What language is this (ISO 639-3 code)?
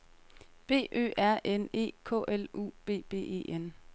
dan